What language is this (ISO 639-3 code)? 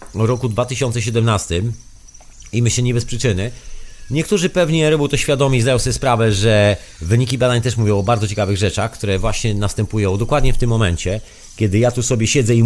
pol